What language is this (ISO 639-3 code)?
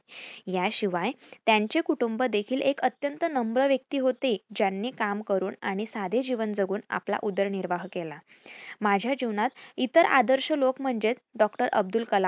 mar